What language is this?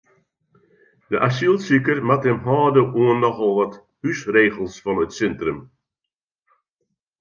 Western Frisian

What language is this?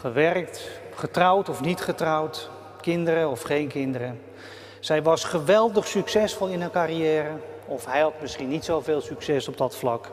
Dutch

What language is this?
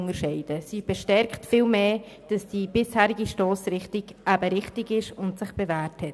Swiss German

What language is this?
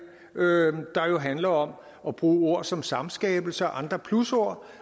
Danish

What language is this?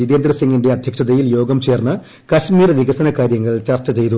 Malayalam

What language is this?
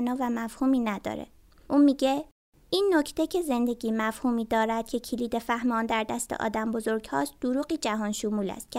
Persian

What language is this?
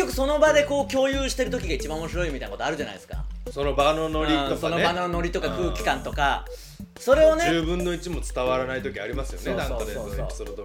Japanese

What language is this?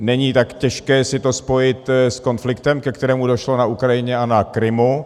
Czech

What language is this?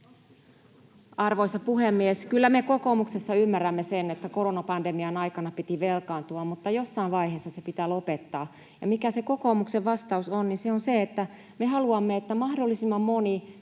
Finnish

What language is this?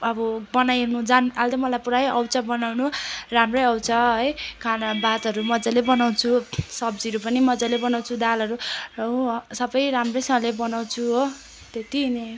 Nepali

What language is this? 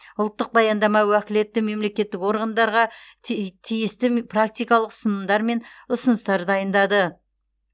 Kazakh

